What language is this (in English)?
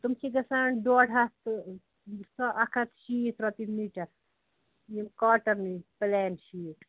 Kashmiri